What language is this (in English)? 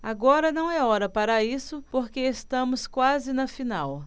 Portuguese